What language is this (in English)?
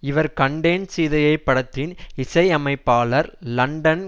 Tamil